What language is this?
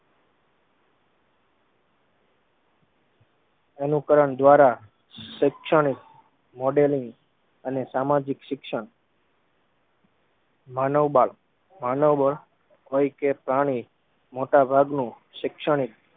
Gujarati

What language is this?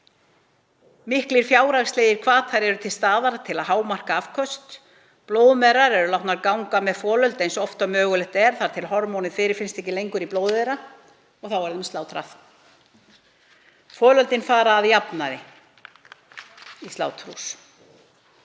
Icelandic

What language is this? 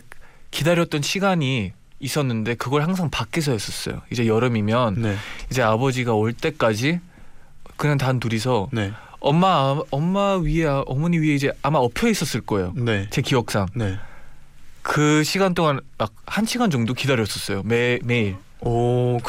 Korean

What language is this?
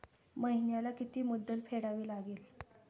Marathi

